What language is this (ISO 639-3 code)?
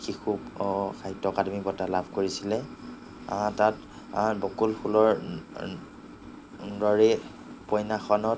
asm